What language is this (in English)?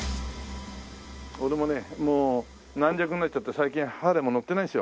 Japanese